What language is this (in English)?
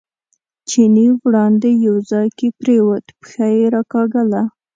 Pashto